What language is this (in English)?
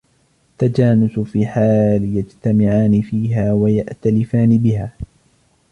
Arabic